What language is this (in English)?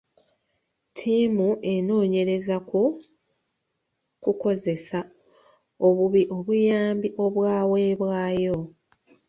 Ganda